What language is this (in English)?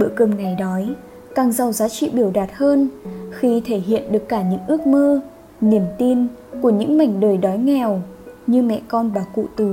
Vietnamese